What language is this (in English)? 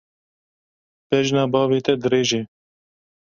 Kurdish